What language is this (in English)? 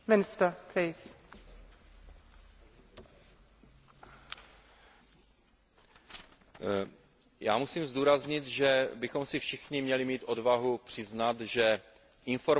Czech